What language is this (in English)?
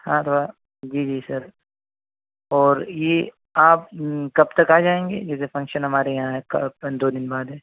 Urdu